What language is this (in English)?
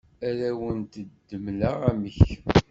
Kabyle